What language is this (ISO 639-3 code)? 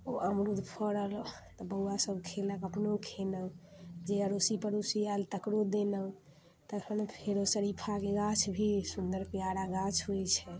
mai